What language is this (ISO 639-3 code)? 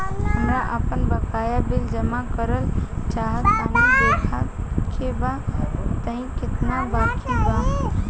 bho